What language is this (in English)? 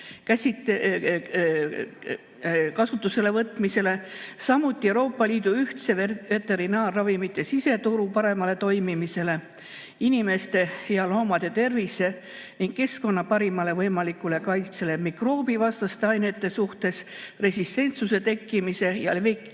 Estonian